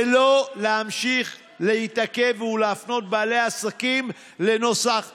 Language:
Hebrew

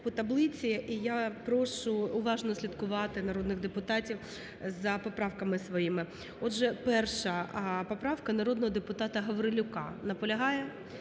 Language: Ukrainian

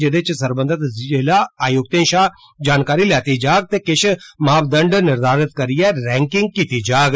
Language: Dogri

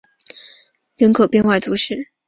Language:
Chinese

